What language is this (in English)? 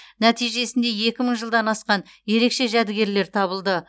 Kazakh